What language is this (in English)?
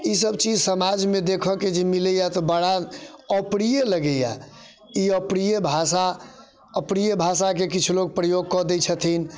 Maithili